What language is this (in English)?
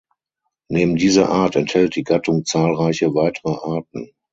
German